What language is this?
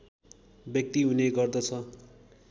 Nepali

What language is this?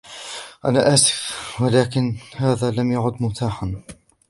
Arabic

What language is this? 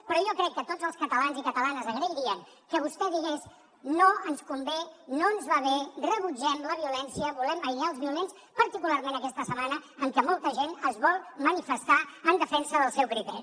Catalan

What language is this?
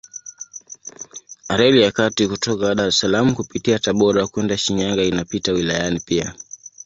Swahili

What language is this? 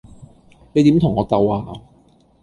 Cantonese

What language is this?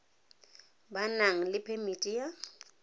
Tswana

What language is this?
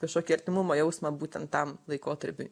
Lithuanian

